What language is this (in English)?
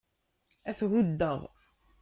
Kabyle